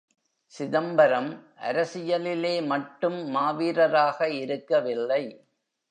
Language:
Tamil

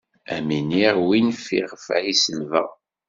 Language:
Kabyle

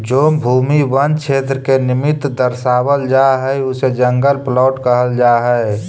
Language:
Magahi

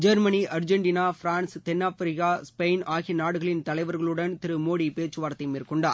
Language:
Tamil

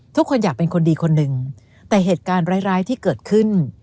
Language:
Thai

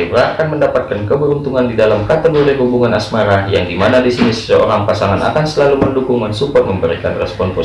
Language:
Indonesian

